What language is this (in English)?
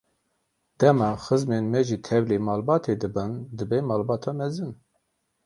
Kurdish